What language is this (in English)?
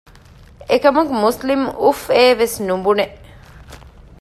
Divehi